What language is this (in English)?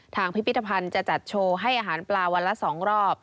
Thai